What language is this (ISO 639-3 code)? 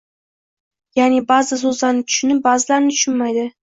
uzb